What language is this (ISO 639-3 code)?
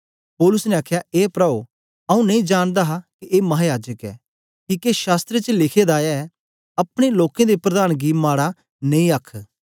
doi